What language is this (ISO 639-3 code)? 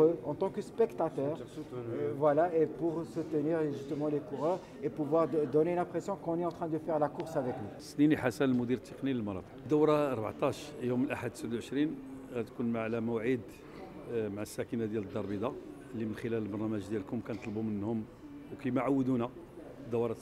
ara